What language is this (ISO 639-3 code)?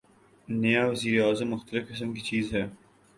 urd